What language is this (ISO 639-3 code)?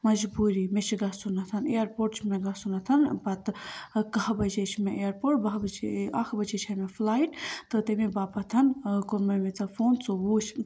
kas